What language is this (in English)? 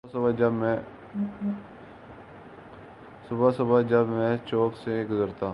Urdu